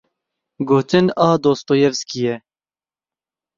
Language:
Kurdish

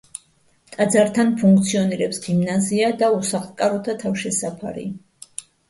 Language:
Georgian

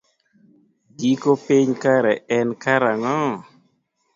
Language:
Luo (Kenya and Tanzania)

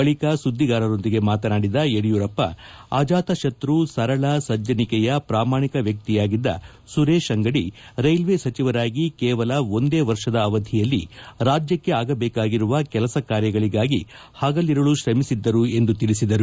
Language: Kannada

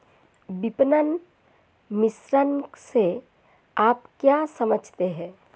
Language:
Hindi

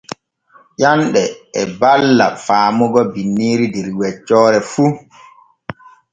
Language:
Borgu Fulfulde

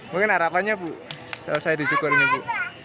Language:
Indonesian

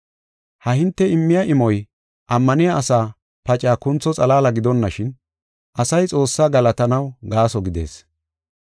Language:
Gofa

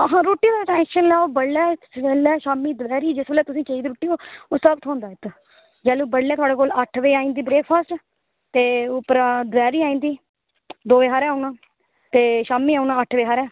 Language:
Dogri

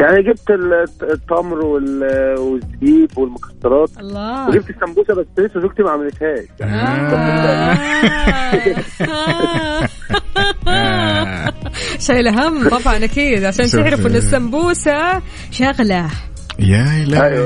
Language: Arabic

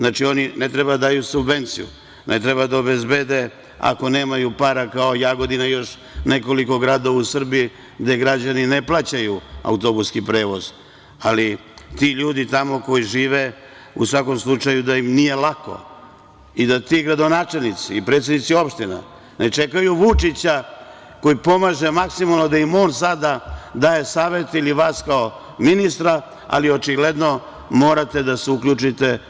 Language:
Serbian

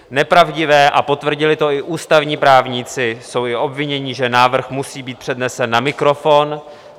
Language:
Czech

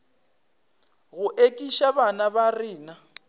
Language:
Northern Sotho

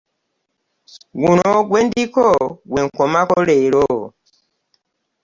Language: Ganda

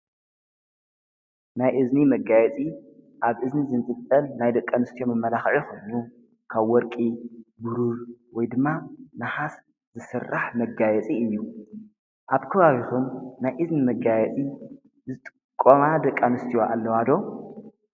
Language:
Tigrinya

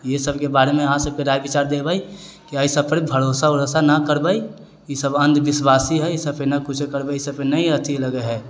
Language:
Maithili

